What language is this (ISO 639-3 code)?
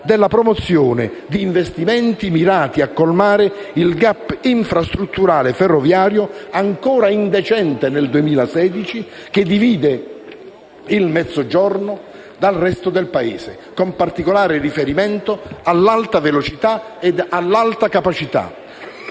ita